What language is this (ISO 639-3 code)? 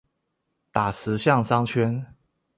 zho